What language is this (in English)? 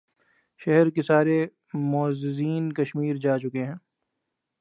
Urdu